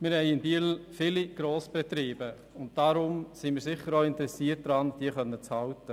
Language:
Swiss German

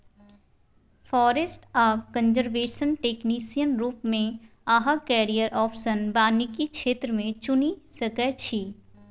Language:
Maithili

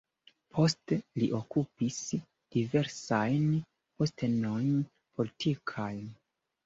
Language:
Esperanto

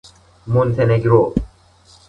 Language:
Persian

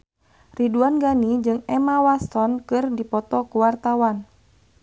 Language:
Sundanese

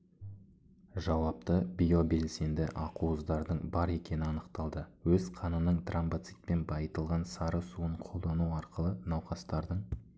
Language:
Kazakh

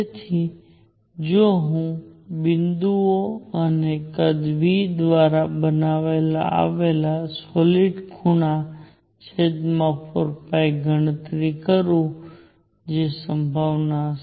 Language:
Gujarati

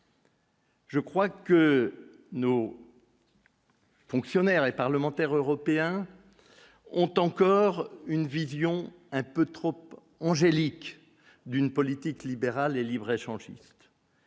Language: French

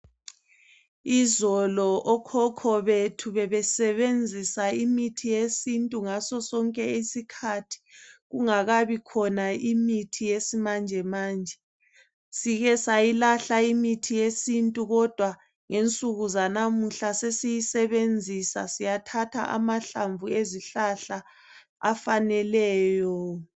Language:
North Ndebele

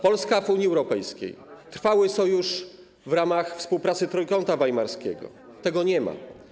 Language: Polish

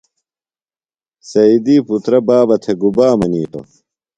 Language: Phalura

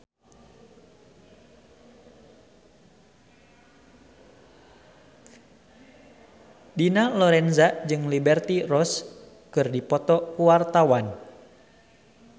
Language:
Sundanese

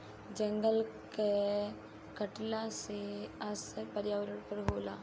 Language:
Bhojpuri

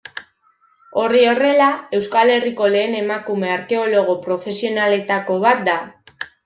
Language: Basque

